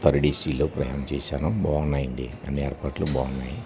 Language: Telugu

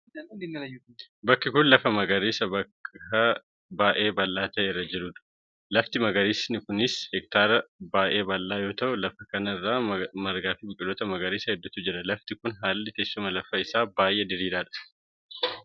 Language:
Oromo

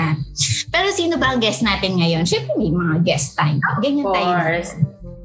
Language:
Filipino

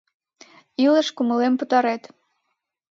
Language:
Mari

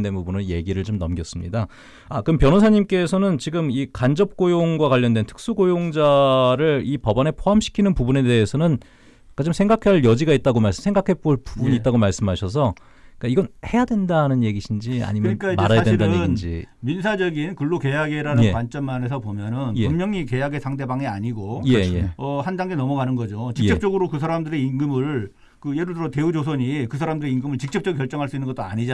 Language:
Korean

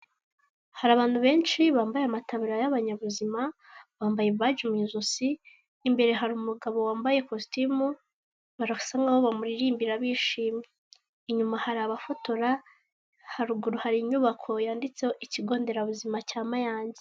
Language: Kinyarwanda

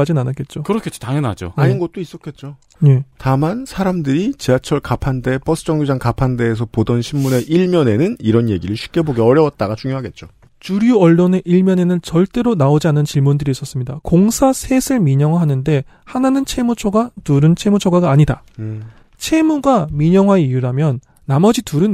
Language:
Korean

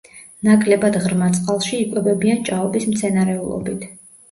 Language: Georgian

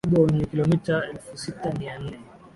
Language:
Swahili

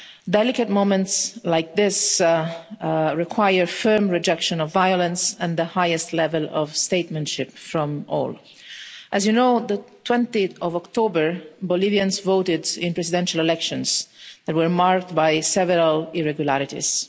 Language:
English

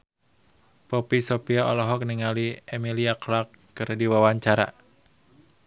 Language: Sundanese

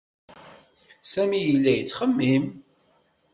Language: Kabyle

